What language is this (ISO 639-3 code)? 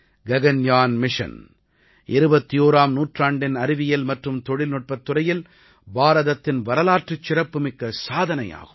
tam